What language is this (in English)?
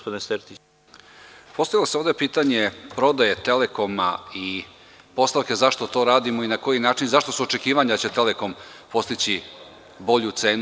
Serbian